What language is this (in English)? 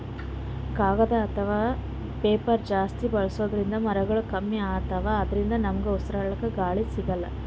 Kannada